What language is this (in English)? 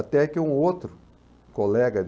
Portuguese